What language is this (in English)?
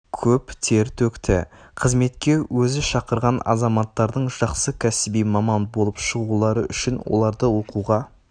Kazakh